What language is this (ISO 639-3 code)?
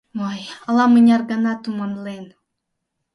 chm